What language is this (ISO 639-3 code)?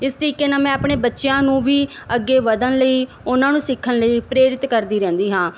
pan